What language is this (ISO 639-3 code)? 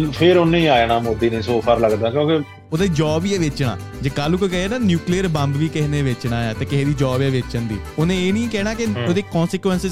pan